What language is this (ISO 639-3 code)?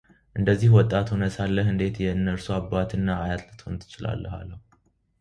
amh